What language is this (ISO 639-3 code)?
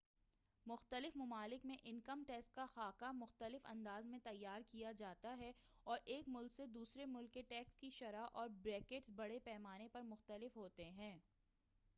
urd